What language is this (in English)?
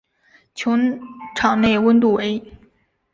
Chinese